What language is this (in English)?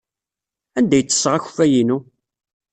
Kabyle